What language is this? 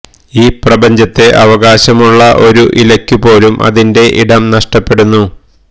Malayalam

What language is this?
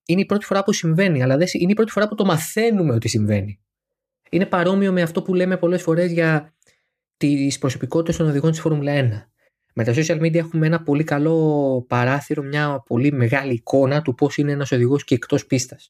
Greek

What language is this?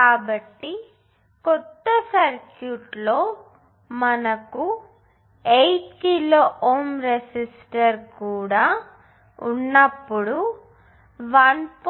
Telugu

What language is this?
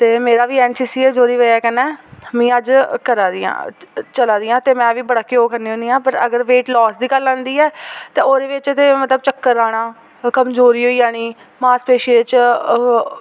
Dogri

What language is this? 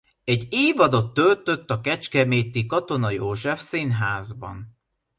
Hungarian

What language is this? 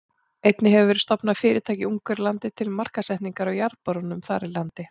Icelandic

